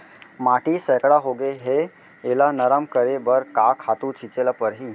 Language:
Chhattisgarhi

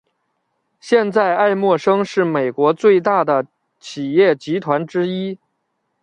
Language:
Chinese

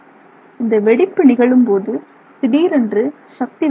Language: Tamil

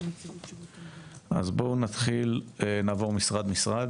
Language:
Hebrew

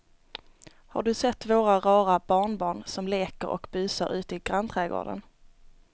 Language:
Swedish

